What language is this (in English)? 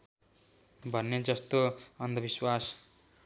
Nepali